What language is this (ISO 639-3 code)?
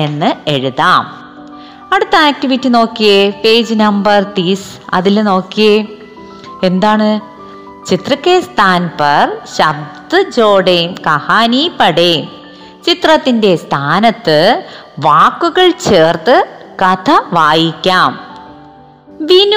mal